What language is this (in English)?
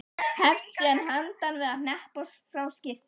Icelandic